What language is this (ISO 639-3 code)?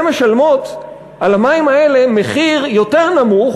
heb